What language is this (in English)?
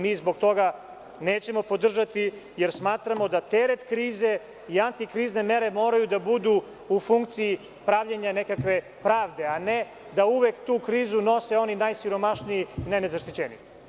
Serbian